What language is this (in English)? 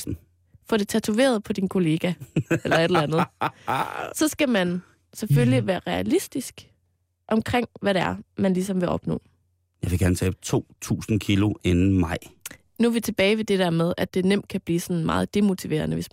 Danish